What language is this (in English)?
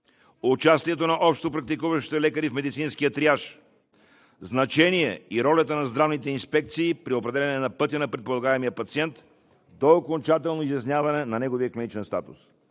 Bulgarian